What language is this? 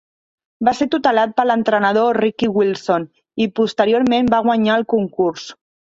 Catalan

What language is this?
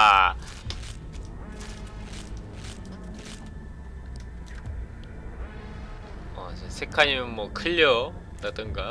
Korean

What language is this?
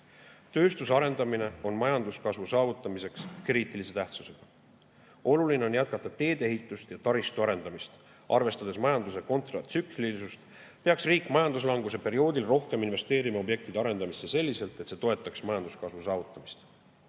Estonian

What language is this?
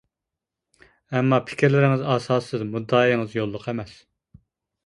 Uyghur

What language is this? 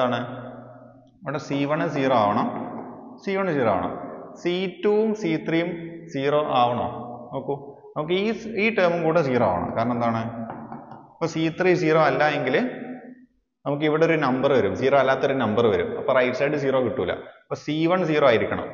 Malayalam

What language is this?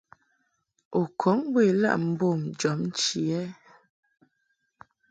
Mungaka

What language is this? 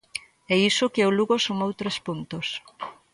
Galician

